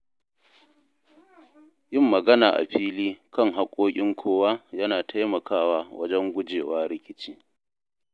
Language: Hausa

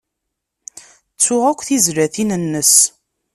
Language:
Kabyle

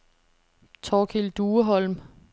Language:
Danish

